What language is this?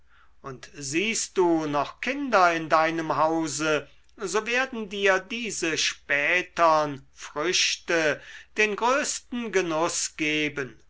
German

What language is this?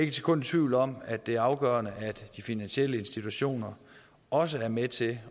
Danish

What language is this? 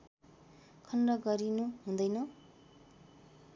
Nepali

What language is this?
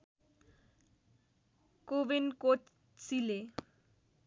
Nepali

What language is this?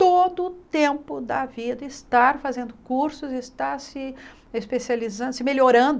Portuguese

